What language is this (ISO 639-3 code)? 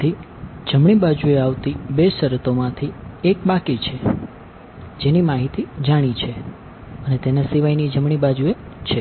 guj